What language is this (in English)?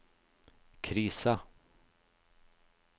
Norwegian